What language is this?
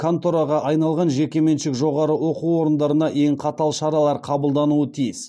Kazakh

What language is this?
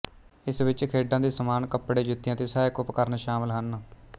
Punjabi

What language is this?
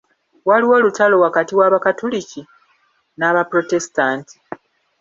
Ganda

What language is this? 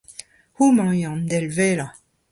Breton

